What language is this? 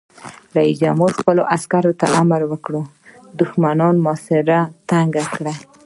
Pashto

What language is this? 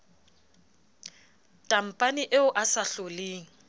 Southern Sotho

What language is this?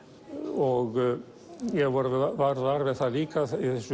Icelandic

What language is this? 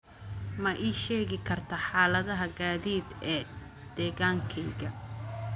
Somali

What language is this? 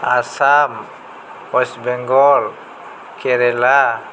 Bodo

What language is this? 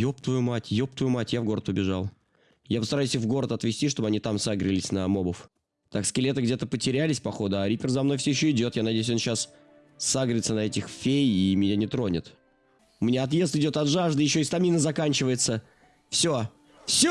Russian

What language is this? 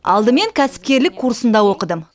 Kazakh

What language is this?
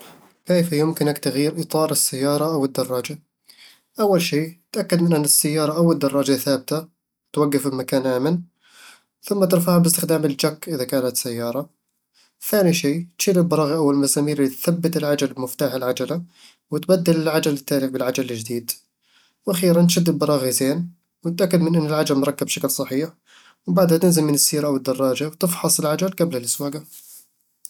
Eastern Egyptian Bedawi Arabic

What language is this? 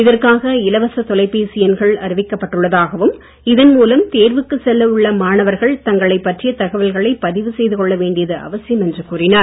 Tamil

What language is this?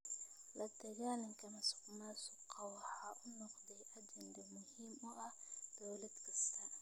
Somali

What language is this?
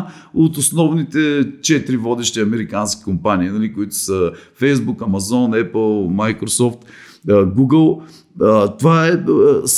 Bulgarian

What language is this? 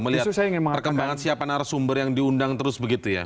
Indonesian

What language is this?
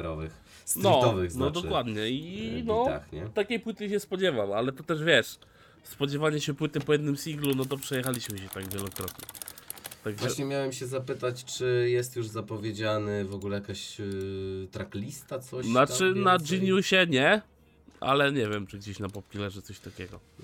Polish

